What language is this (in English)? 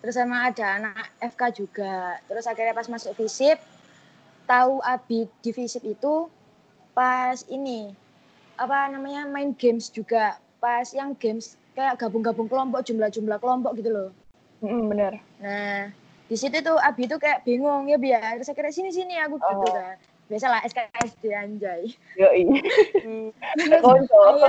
Indonesian